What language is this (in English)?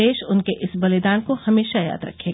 Hindi